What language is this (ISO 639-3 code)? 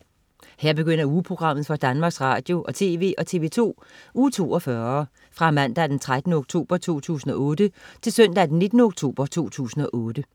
dan